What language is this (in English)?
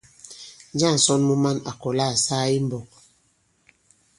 Bankon